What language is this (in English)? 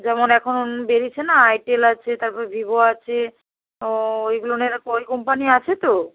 Bangla